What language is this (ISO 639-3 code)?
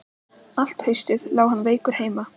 isl